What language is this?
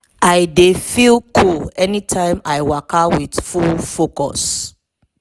Nigerian Pidgin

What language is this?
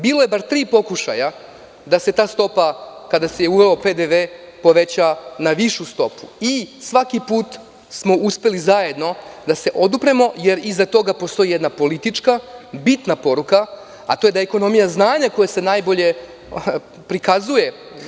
Serbian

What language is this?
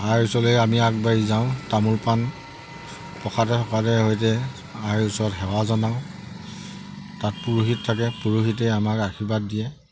Assamese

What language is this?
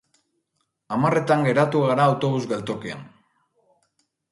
Basque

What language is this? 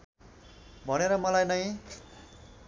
Nepali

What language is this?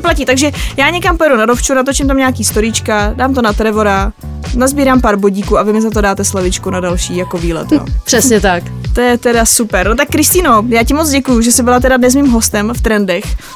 Czech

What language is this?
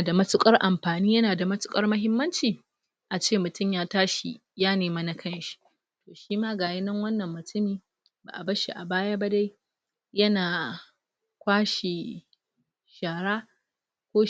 Hausa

